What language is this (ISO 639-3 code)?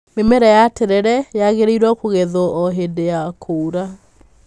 kik